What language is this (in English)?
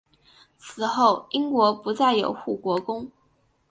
Chinese